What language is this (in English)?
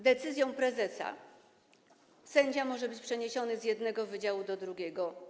Polish